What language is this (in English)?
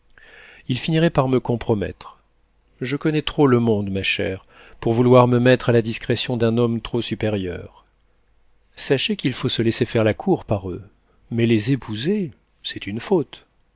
French